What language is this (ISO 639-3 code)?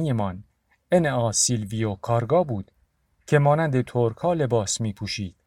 fas